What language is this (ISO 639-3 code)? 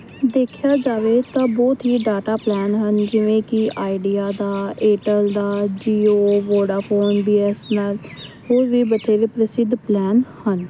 pan